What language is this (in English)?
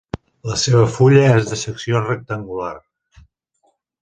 Catalan